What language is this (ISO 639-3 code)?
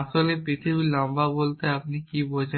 ben